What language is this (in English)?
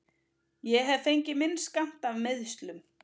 Icelandic